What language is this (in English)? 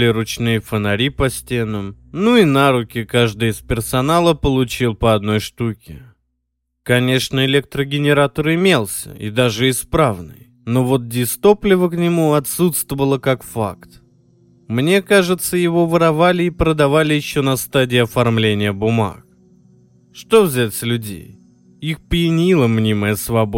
Russian